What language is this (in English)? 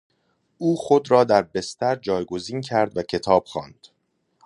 Persian